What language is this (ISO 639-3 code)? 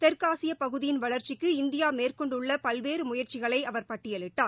tam